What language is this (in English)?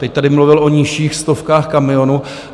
Czech